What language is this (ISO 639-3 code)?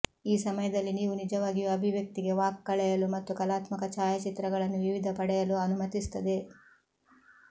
kan